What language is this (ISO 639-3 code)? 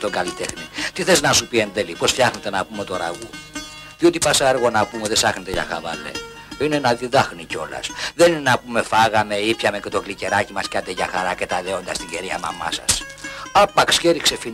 ell